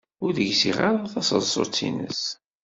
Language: Kabyle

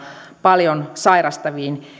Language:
Finnish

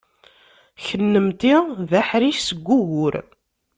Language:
Kabyle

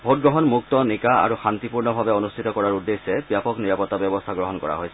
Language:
Assamese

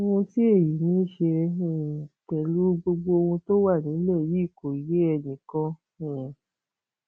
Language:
Yoruba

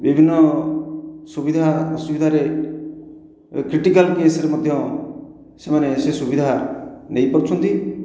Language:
Odia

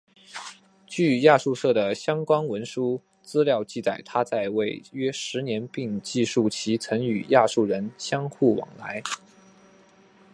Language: Chinese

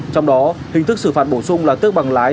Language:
Vietnamese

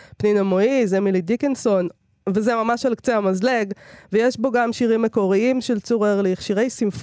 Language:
Hebrew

